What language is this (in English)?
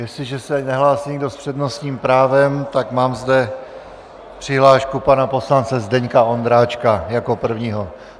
Czech